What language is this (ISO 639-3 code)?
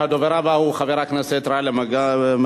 heb